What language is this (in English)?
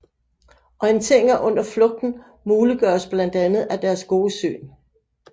Danish